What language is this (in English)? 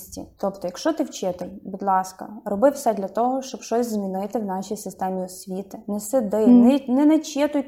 Ukrainian